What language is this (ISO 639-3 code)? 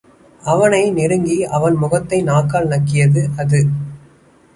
tam